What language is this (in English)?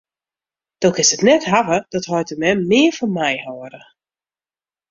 Western Frisian